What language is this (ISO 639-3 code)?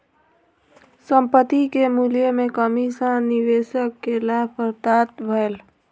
mai